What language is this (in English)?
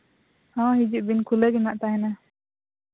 Santali